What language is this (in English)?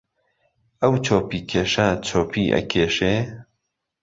Central Kurdish